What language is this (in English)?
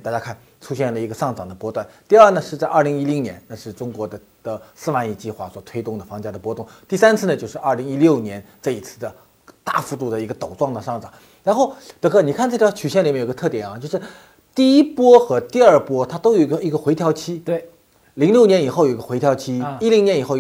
Chinese